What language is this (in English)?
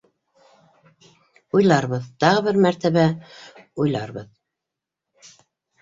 Bashkir